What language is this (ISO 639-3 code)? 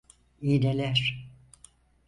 tur